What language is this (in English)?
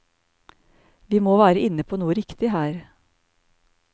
Norwegian